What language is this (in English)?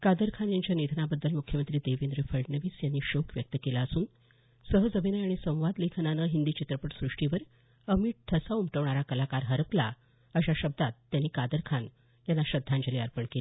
Marathi